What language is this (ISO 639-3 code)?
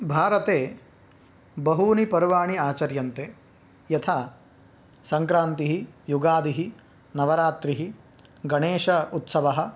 san